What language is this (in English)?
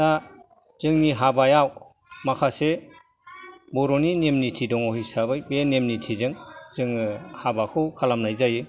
Bodo